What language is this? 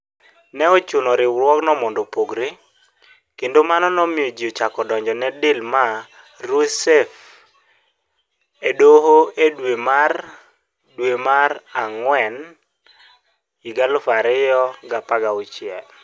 Luo (Kenya and Tanzania)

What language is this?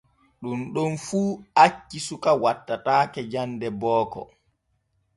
Borgu Fulfulde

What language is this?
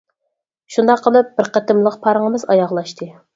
Uyghur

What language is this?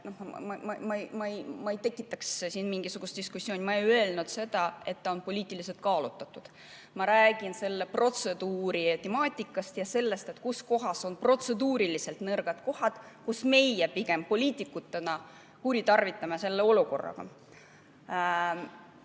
Estonian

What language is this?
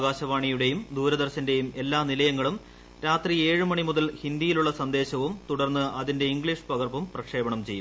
Malayalam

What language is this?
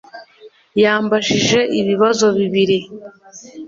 Kinyarwanda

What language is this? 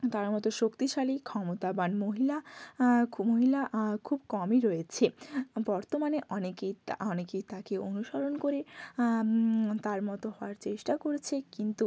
Bangla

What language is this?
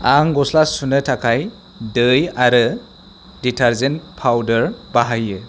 Bodo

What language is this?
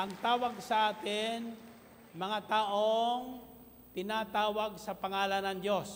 Filipino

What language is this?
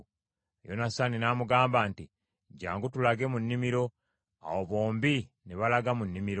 Ganda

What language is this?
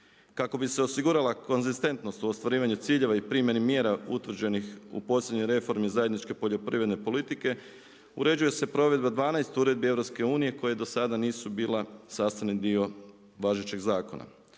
Croatian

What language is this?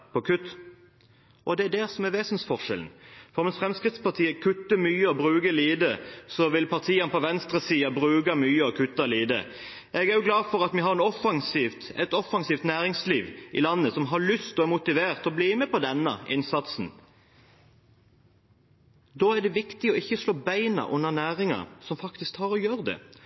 Norwegian Bokmål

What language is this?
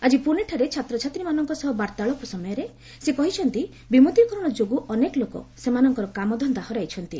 Odia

